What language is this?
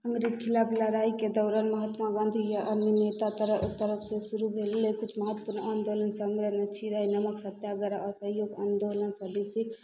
Maithili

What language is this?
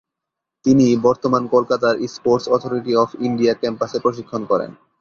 Bangla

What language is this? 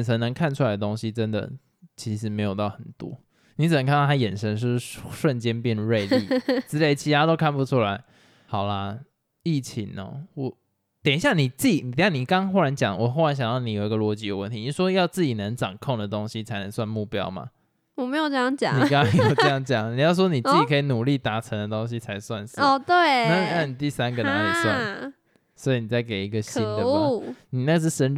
Chinese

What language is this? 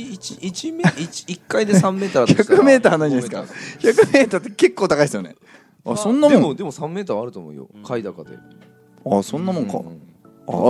Japanese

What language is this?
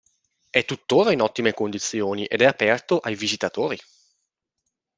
Italian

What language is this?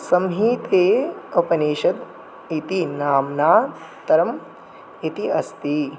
Sanskrit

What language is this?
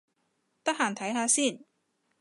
Cantonese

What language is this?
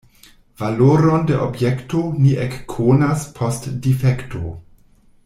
Esperanto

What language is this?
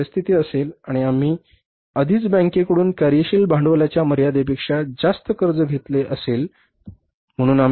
Marathi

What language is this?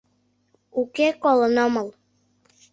Mari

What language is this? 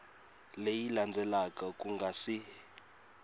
Tsonga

